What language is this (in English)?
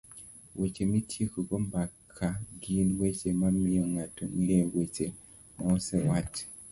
Luo (Kenya and Tanzania)